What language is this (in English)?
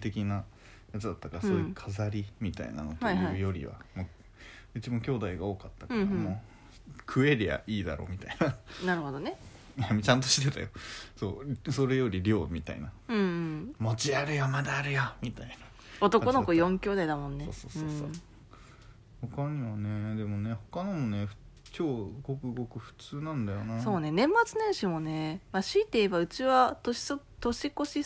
Japanese